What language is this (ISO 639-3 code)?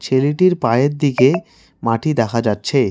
ben